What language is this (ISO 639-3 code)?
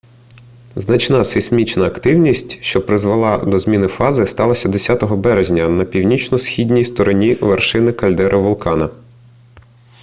ukr